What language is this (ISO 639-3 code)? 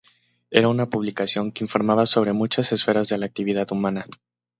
spa